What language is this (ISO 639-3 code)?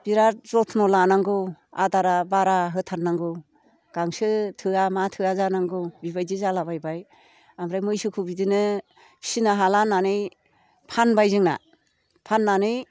brx